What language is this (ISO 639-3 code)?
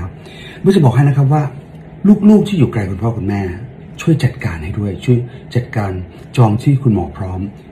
tha